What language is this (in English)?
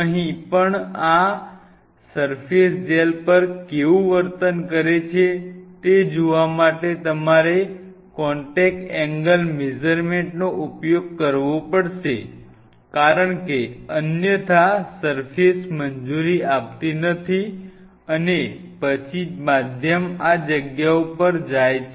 Gujarati